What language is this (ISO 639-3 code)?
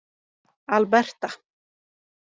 isl